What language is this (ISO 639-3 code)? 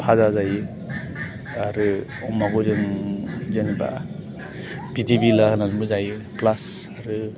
brx